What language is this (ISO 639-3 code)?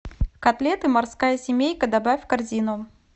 rus